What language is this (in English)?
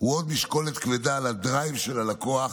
Hebrew